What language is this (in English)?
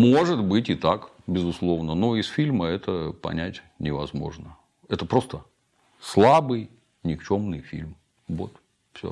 Russian